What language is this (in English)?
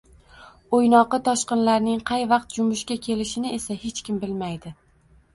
Uzbek